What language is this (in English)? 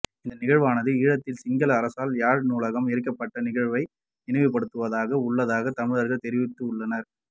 Tamil